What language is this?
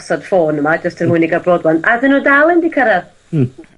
Welsh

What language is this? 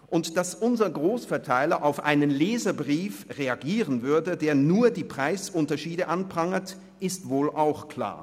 Swiss German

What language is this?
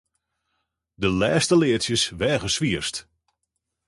Western Frisian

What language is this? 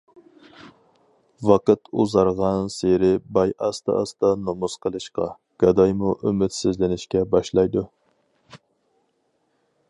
Uyghur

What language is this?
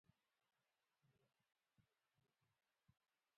Pashto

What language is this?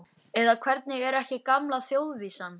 Icelandic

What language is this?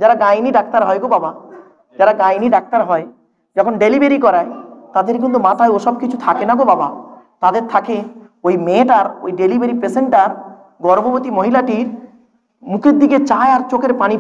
Indonesian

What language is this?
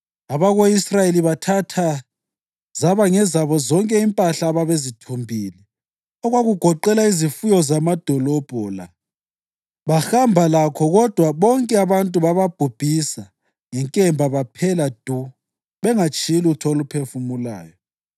North Ndebele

